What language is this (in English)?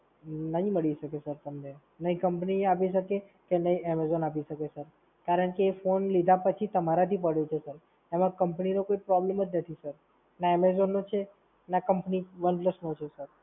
Gujarati